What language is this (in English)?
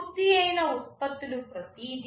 Telugu